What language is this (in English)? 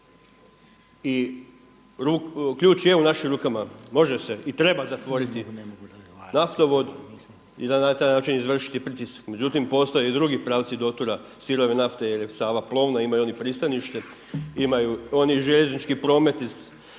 Croatian